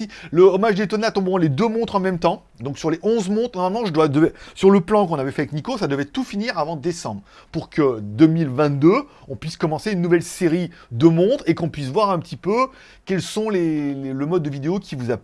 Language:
French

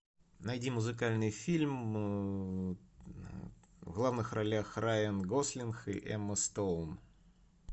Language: Russian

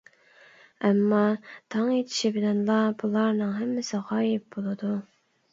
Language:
Uyghur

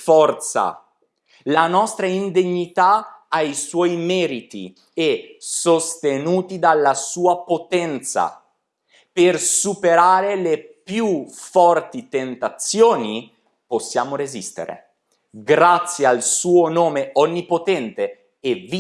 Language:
Italian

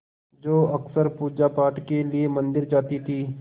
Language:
Hindi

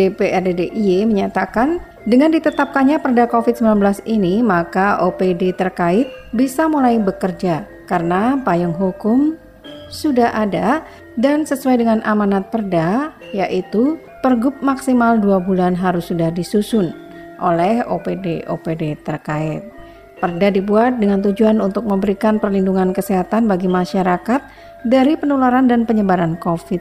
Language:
Indonesian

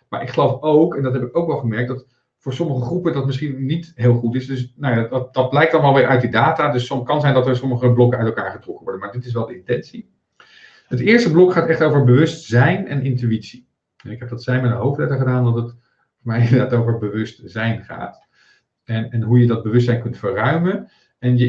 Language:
Dutch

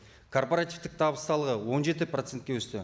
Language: Kazakh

